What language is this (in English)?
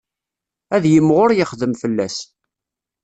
Kabyle